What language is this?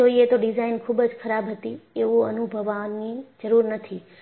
Gujarati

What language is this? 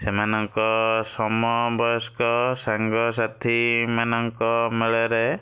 Odia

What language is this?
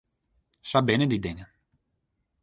Western Frisian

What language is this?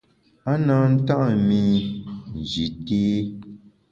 Bamun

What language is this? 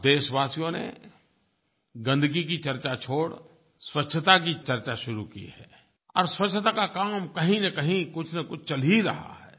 Hindi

